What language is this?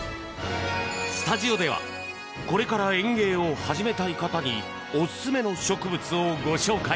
Japanese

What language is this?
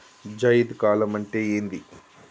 Telugu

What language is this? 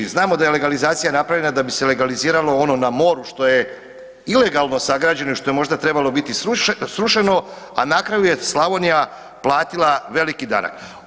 Croatian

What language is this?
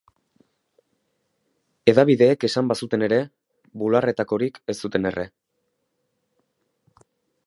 Basque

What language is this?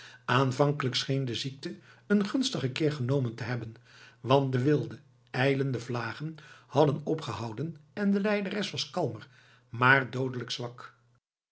Dutch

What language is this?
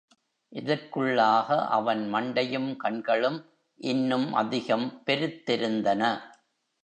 Tamil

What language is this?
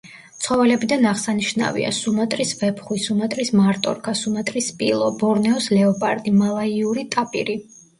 Georgian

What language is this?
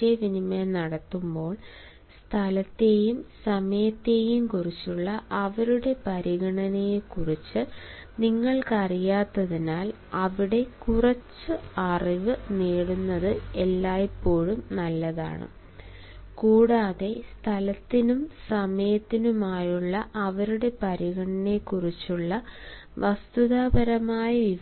Malayalam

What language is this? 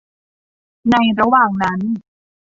Thai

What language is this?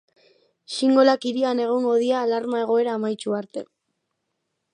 Basque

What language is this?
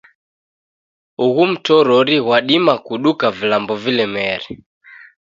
Taita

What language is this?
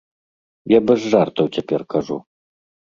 Belarusian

